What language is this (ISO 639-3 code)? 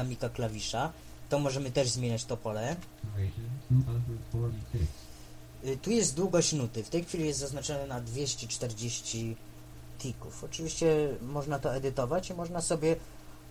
pol